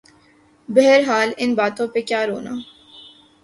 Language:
Urdu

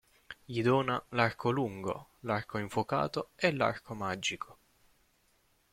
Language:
Italian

